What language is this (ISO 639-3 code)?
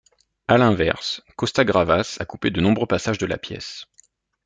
fra